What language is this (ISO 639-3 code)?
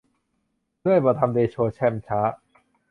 tha